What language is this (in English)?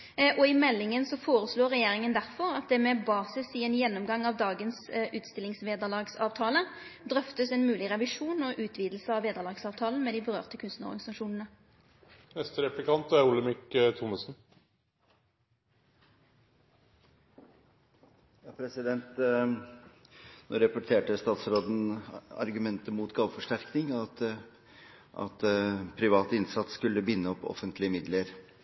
Norwegian